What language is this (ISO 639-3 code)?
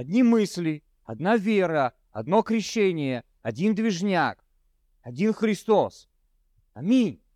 rus